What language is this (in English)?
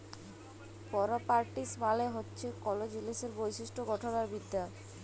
Bangla